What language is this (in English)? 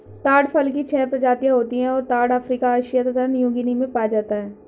Hindi